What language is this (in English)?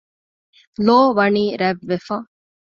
Divehi